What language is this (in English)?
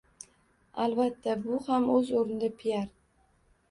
Uzbek